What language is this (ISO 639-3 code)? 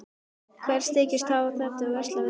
isl